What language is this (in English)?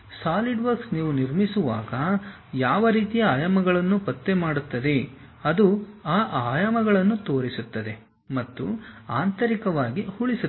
Kannada